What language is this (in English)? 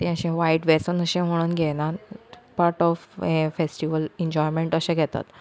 Konkani